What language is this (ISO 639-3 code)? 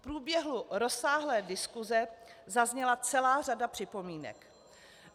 ces